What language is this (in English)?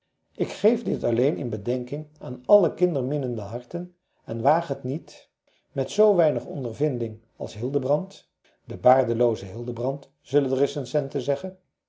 Dutch